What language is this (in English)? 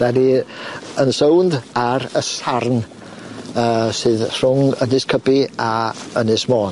Welsh